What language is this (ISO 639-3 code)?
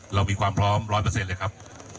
tha